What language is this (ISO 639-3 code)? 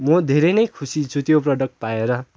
nep